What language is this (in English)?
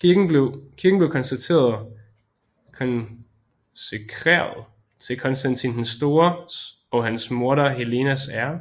Danish